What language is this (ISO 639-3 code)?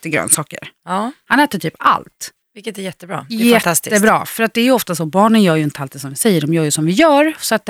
swe